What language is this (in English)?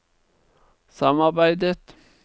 Norwegian